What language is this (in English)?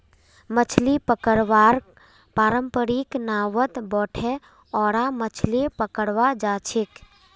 Magahi